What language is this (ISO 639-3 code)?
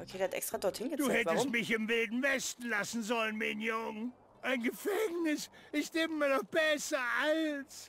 deu